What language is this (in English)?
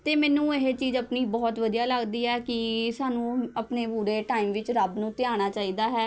Punjabi